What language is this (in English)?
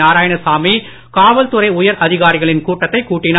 Tamil